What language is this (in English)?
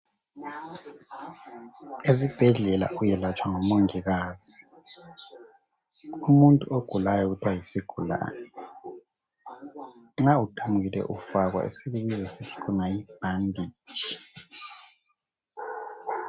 North Ndebele